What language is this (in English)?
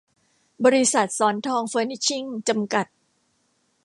Thai